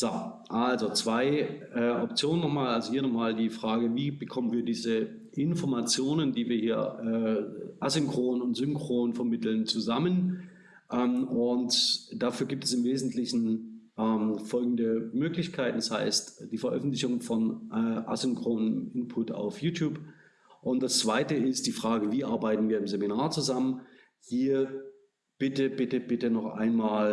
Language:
German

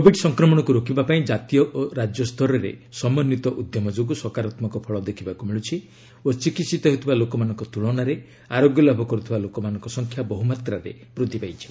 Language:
Odia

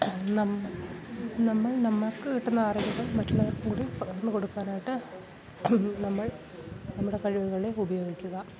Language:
Malayalam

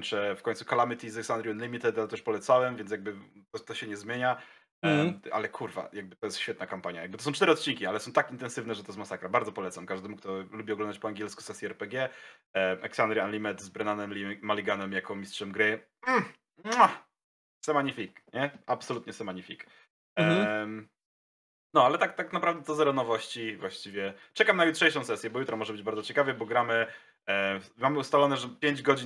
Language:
Polish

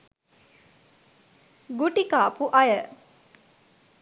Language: Sinhala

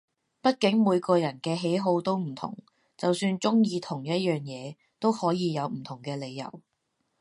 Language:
Cantonese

